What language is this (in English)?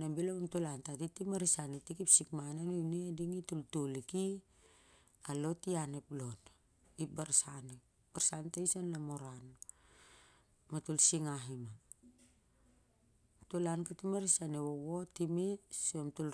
Siar-Lak